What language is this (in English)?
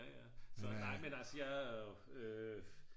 Danish